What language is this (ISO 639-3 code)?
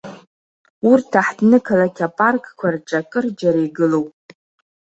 abk